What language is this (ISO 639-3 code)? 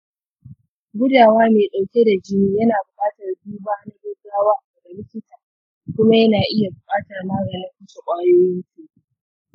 hau